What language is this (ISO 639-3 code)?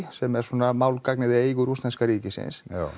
isl